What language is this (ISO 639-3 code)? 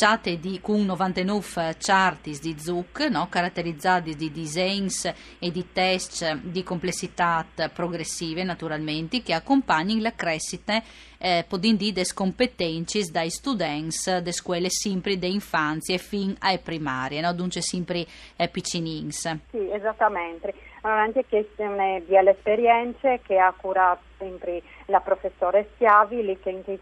ita